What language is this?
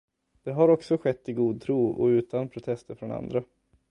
Swedish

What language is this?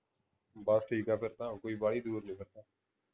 Punjabi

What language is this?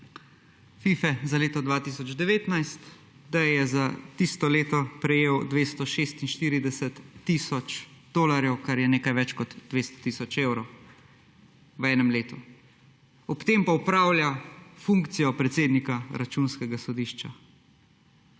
Slovenian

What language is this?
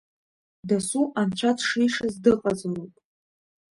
Abkhazian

